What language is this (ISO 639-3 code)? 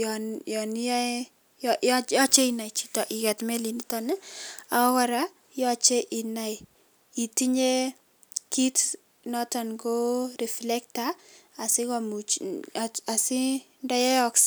kln